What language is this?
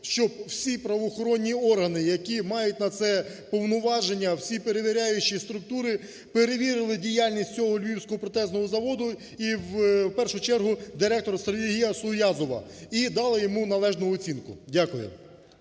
Ukrainian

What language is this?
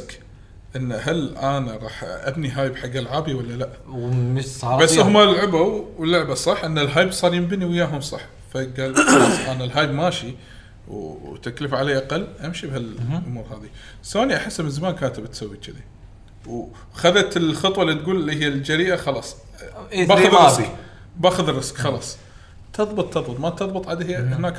Arabic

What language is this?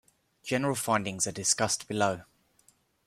English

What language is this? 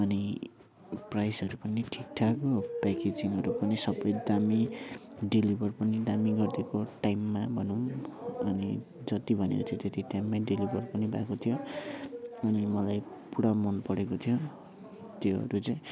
Nepali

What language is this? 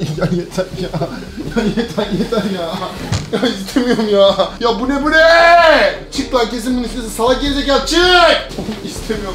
Turkish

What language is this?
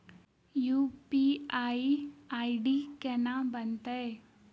Maithili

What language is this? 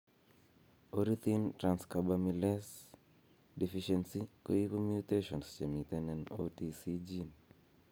Kalenjin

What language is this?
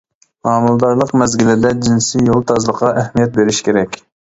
Uyghur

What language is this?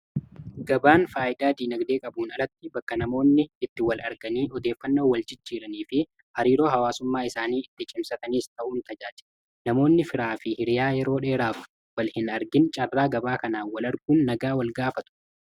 Oromo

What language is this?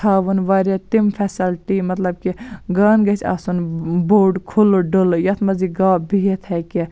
Kashmiri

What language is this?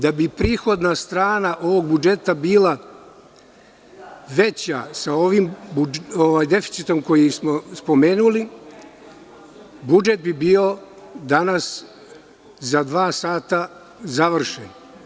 Serbian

